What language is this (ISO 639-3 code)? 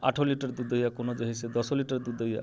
mai